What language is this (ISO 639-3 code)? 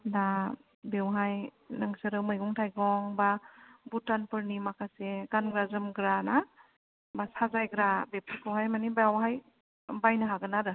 brx